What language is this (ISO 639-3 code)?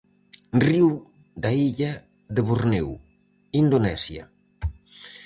glg